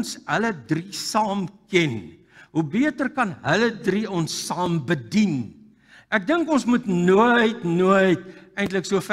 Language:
Dutch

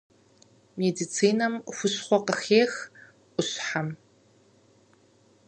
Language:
Kabardian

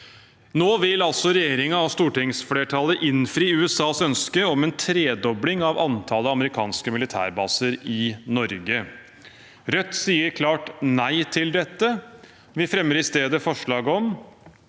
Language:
Norwegian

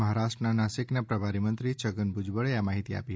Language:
Gujarati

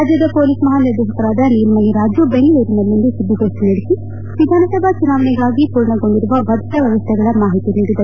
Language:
Kannada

